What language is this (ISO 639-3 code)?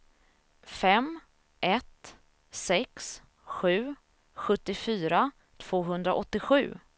swe